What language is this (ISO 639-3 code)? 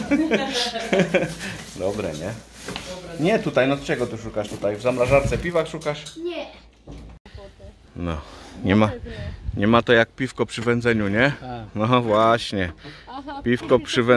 pol